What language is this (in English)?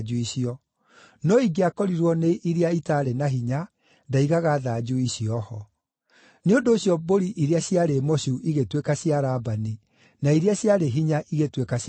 Kikuyu